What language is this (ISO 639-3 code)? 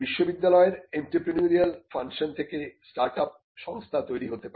ben